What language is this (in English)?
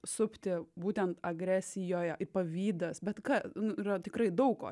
Lithuanian